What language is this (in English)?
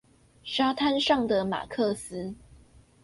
Chinese